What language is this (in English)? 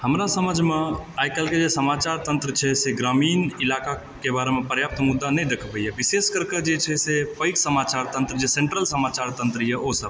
Maithili